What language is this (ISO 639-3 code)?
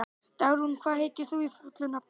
isl